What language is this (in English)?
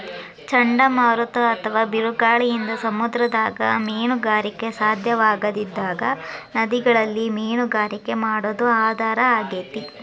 Kannada